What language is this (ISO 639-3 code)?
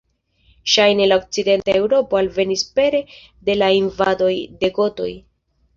epo